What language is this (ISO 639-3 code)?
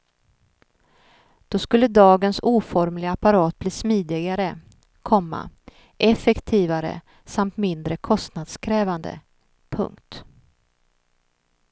swe